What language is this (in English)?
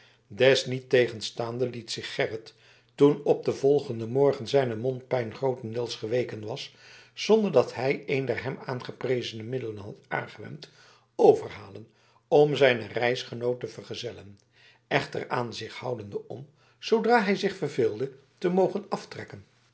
Dutch